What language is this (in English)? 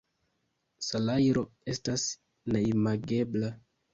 Esperanto